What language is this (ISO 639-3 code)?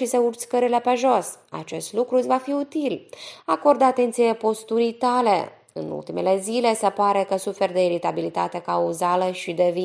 ron